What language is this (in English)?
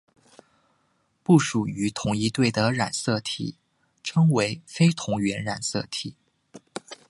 Chinese